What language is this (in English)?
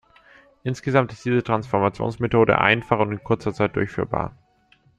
German